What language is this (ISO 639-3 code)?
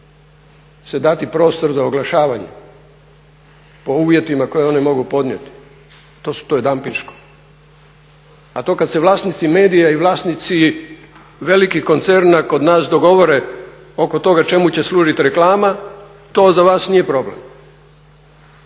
hrv